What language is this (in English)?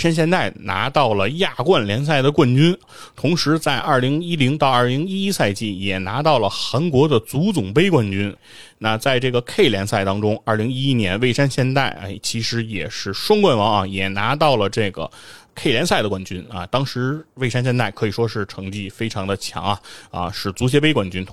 Chinese